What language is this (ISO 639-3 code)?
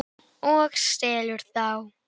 isl